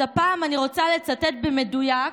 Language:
Hebrew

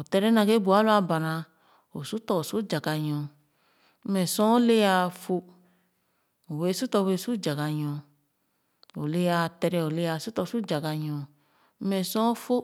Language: Khana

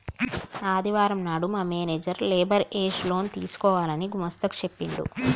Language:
Telugu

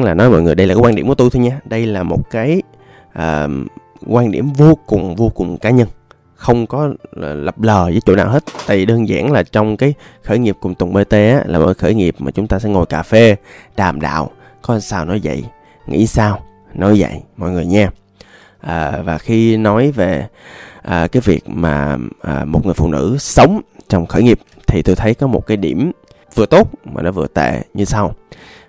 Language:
Vietnamese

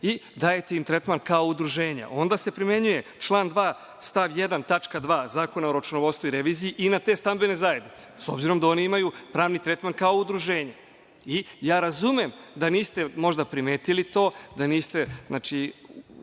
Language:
Serbian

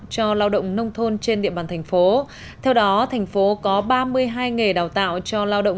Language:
Vietnamese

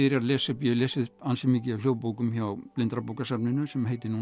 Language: Icelandic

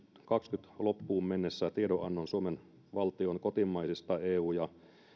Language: Finnish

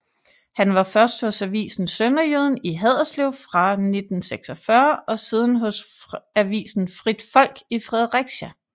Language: Danish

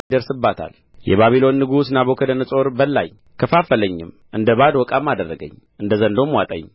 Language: Amharic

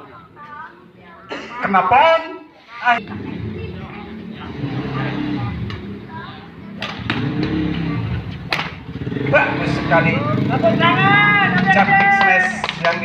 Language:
Indonesian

